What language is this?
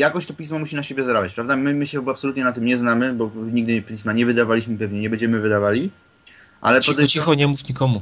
Polish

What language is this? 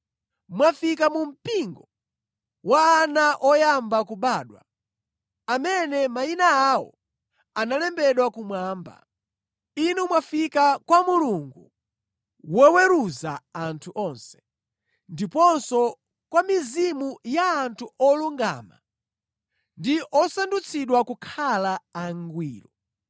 Nyanja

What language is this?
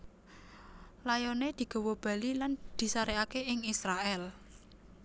Javanese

